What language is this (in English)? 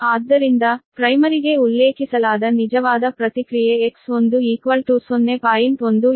Kannada